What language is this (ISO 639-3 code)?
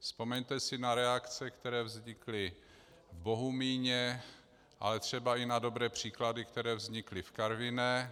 ces